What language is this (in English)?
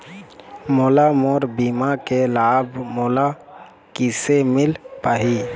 Chhattisgarhi